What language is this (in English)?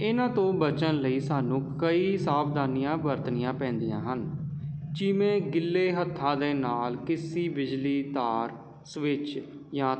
Punjabi